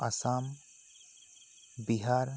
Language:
Santali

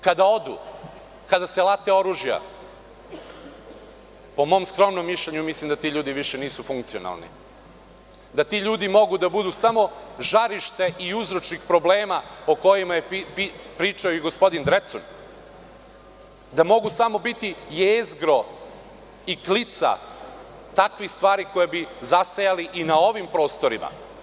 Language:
Serbian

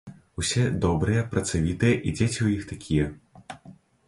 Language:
Belarusian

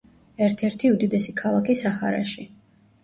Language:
Georgian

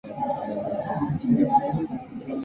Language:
Chinese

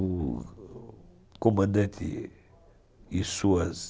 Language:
Portuguese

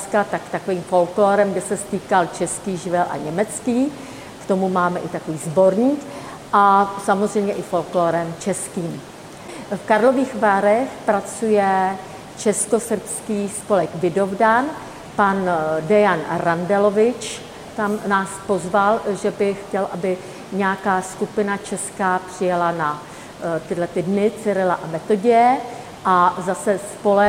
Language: Czech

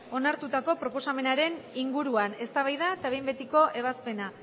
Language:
Basque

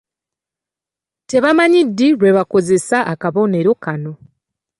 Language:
Ganda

